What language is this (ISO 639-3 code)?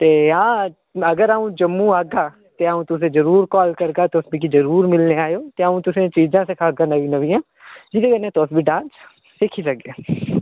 doi